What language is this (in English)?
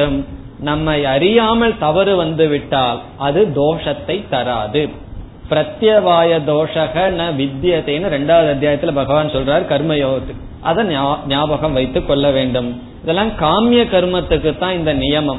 Tamil